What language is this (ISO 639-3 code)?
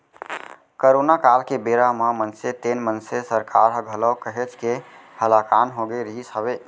hne